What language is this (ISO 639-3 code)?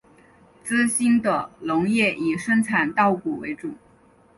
zho